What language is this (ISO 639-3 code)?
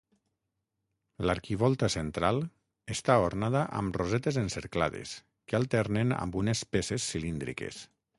cat